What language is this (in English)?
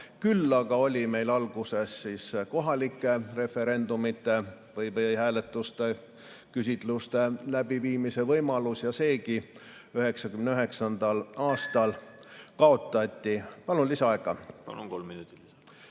Estonian